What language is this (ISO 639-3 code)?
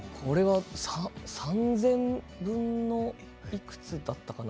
jpn